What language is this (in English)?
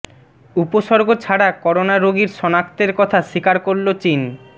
Bangla